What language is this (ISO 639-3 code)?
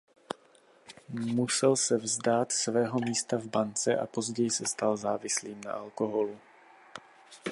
ces